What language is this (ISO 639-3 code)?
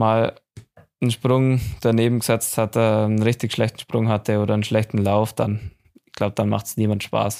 deu